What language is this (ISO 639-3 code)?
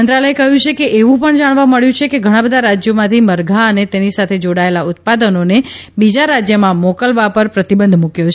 guj